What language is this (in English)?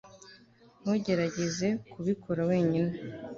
Kinyarwanda